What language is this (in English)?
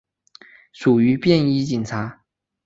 Chinese